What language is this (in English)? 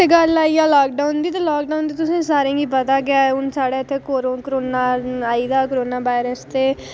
Dogri